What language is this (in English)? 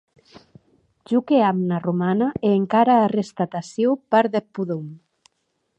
Occitan